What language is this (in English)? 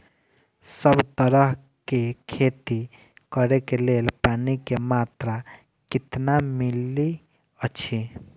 Maithili